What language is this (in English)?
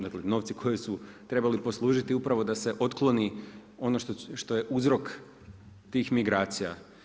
Croatian